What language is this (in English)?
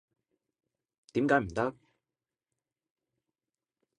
Cantonese